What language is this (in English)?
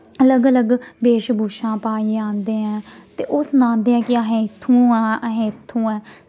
Dogri